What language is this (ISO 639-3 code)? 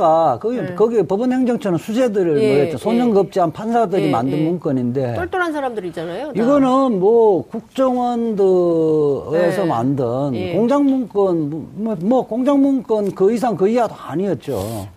kor